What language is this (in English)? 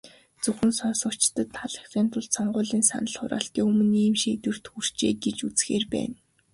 Mongolian